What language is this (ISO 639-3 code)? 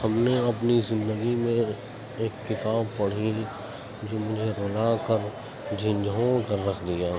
urd